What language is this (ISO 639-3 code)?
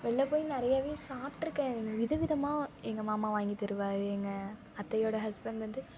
tam